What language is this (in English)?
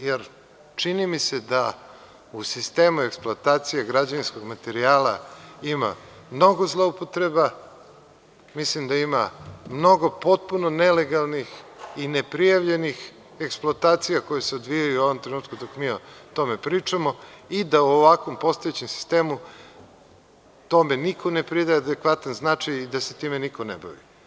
Serbian